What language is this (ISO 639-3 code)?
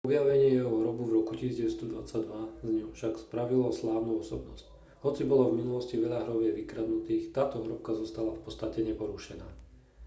slk